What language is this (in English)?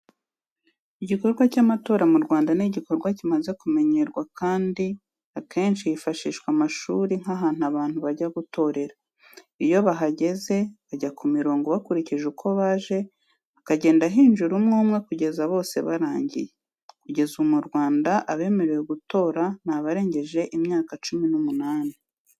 Kinyarwanda